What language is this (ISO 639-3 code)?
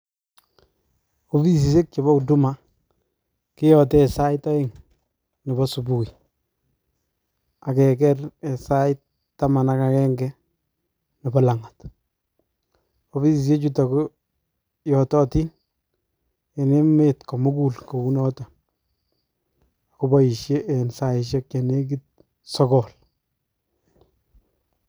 kln